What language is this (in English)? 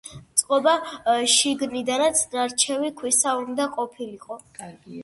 Georgian